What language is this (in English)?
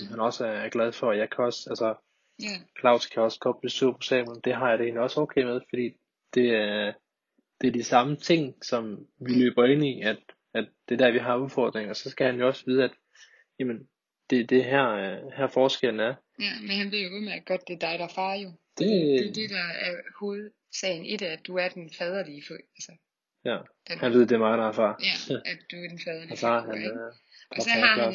Danish